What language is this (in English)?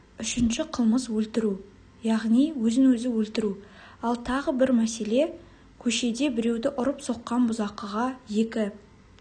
Kazakh